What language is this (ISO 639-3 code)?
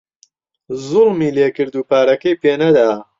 ckb